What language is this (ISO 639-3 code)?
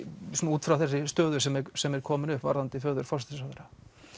isl